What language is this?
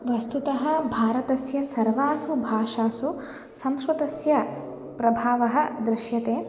Sanskrit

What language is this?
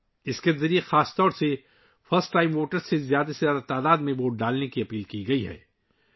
Urdu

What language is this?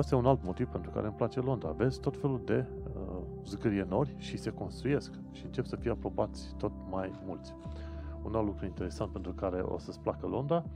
Romanian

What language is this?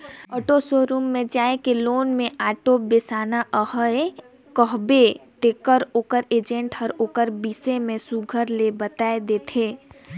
Chhattisgarhi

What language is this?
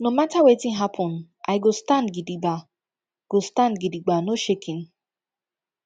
Nigerian Pidgin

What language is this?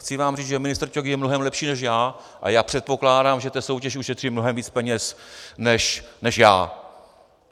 Czech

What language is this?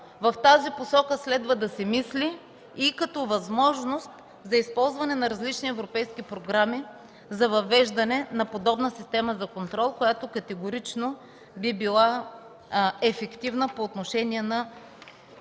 Bulgarian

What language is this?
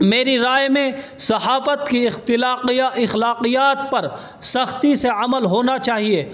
Urdu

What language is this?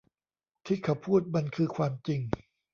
Thai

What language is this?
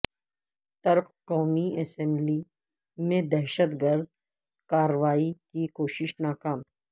Urdu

